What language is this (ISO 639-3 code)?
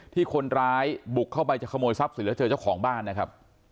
tha